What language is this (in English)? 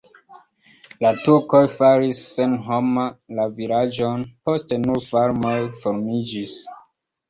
Esperanto